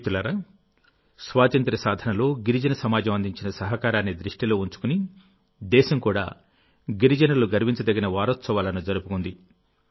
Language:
Telugu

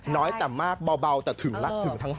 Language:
Thai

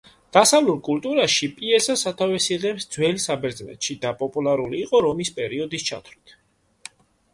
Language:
Georgian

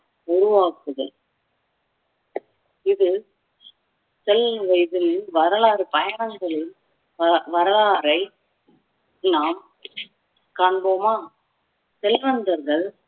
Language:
Tamil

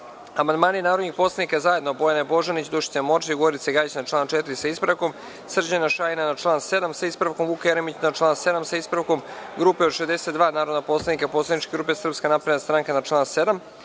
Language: Serbian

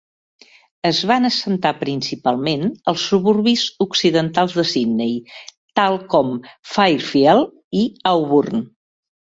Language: Catalan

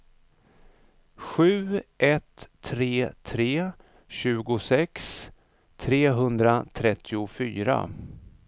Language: Swedish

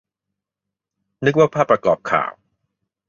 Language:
Thai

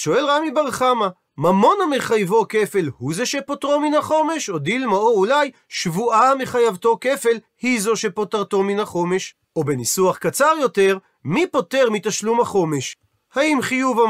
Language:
Hebrew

